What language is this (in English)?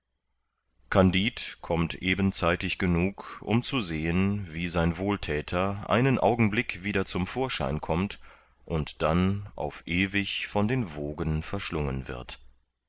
German